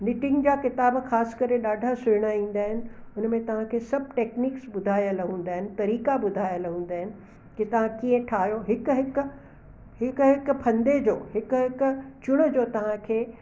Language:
Sindhi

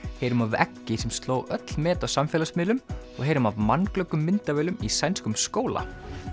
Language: Icelandic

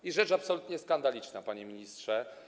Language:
Polish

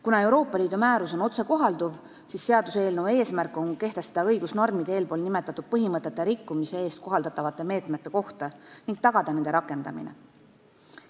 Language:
Estonian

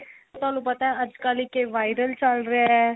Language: Punjabi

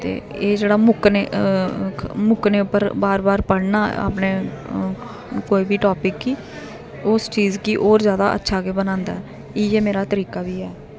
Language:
Dogri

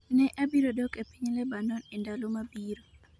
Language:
Luo (Kenya and Tanzania)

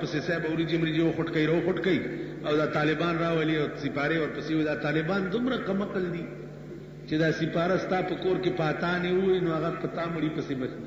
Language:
Arabic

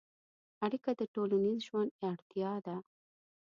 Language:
Pashto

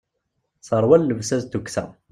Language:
Kabyle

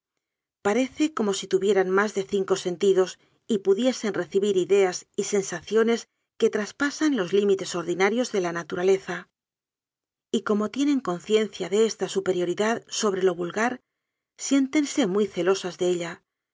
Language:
Spanish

